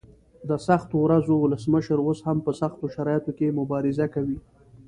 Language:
Pashto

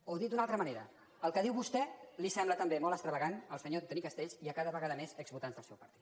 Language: Catalan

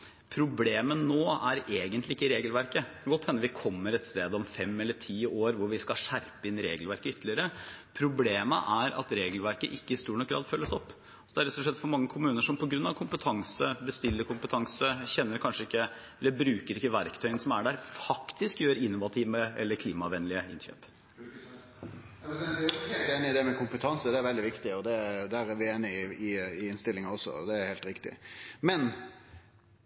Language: Norwegian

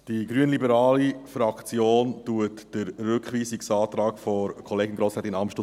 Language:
Swiss German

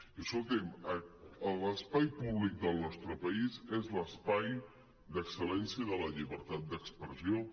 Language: Catalan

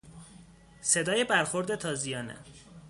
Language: Persian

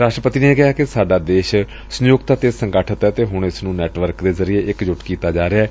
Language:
Punjabi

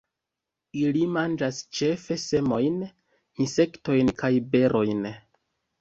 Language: Esperanto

